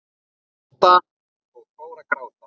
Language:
Icelandic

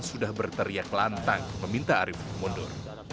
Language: Indonesian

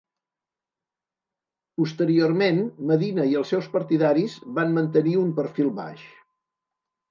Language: Catalan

